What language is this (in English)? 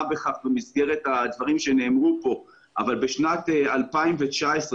Hebrew